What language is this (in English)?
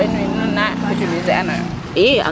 Serer